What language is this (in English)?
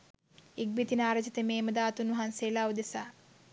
Sinhala